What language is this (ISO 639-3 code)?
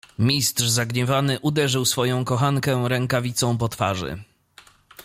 pol